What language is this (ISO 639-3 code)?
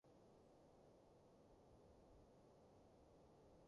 yue